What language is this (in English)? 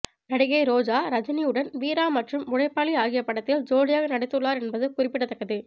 Tamil